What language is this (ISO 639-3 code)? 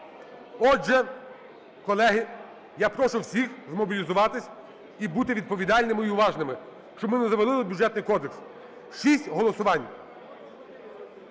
ukr